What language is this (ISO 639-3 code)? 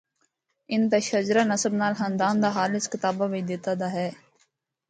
hno